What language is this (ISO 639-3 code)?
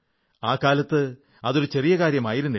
mal